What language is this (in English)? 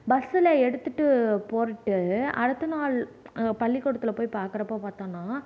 Tamil